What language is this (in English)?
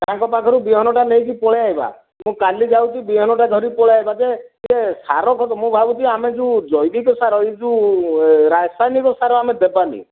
Odia